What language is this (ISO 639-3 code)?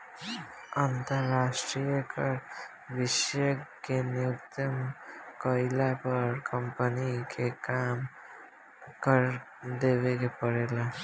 bho